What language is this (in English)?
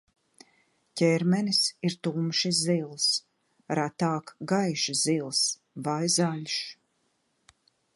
Latvian